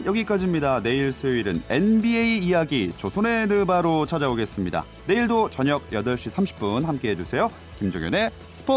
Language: Korean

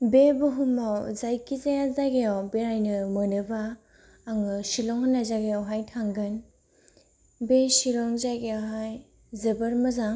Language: Bodo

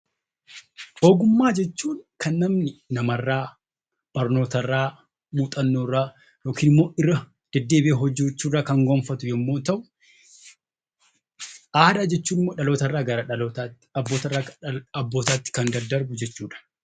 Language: Oromo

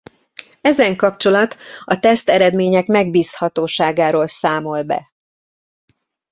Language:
Hungarian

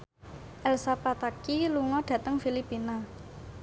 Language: Javanese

